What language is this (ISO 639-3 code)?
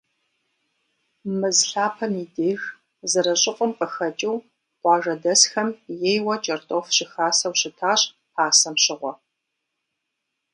kbd